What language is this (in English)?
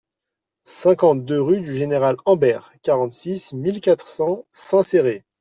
French